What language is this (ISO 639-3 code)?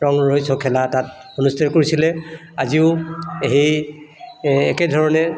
asm